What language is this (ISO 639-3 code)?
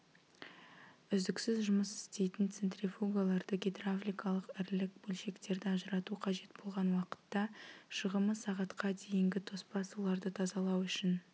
kaz